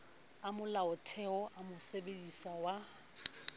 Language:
Southern Sotho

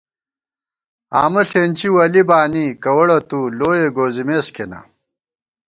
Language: Gawar-Bati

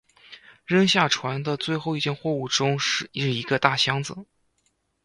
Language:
Chinese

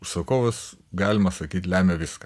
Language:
Lithuanian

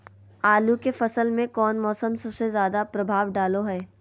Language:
Magahi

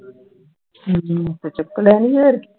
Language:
Punjabi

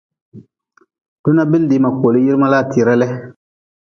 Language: Nawdm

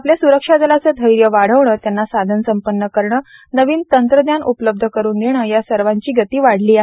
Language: Marathi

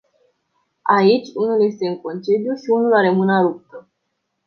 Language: Romanian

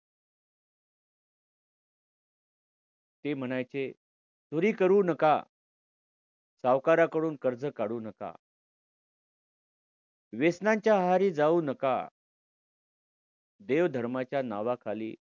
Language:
Marathi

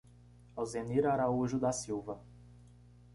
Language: Portuguese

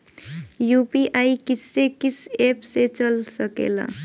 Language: Bhojpuri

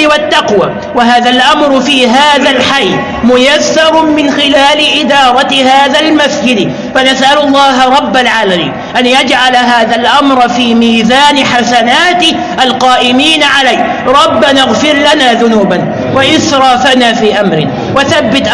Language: Arabic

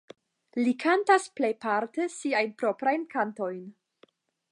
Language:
Esperanto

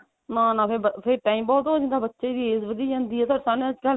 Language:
Punjabi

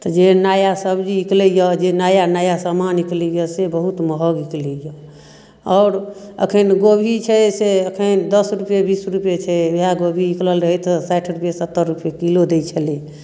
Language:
Maithili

